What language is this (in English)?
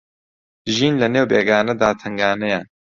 Central Kurdish